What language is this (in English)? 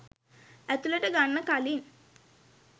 Sinhala